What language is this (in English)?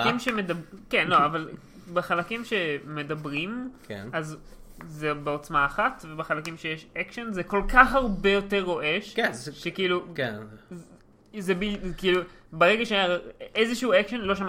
Hebrew